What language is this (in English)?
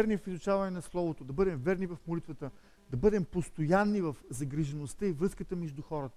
Bulgarian